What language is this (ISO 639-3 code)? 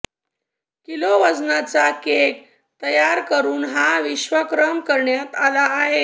mar